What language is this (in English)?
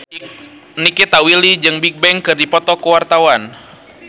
Sundanese